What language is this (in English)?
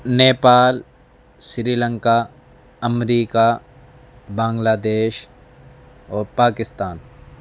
Urdu